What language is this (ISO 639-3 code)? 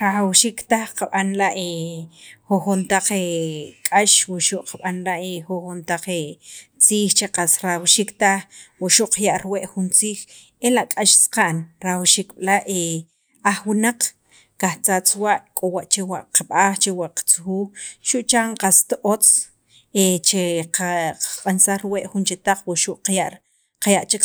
quv